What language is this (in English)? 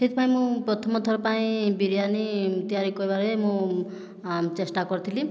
Odia